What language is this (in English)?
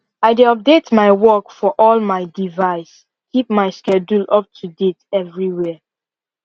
Nigerian Pidgin